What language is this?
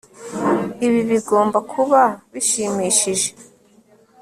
Kinyarwanda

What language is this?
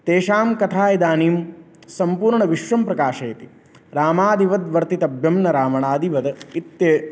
Sanskrit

